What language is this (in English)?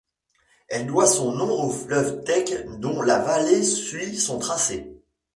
French